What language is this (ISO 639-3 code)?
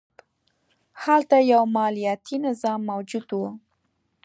pus